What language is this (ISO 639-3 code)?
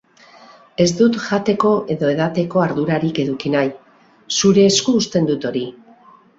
eus